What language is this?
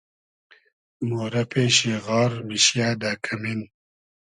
Hazaragi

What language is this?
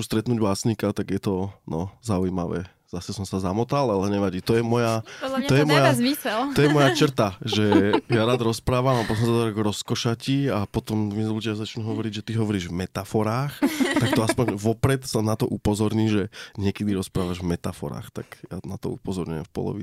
Slovak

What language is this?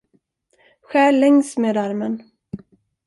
Swedish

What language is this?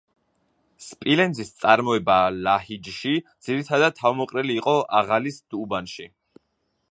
Georgian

